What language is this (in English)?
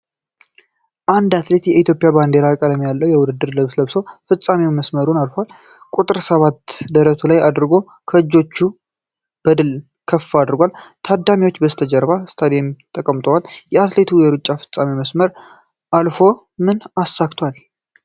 Amharic